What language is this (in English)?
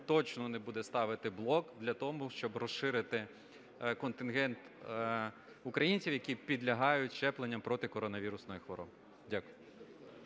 Ukrainian